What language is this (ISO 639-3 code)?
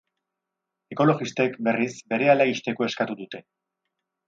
eus